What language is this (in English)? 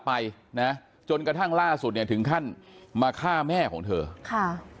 Thai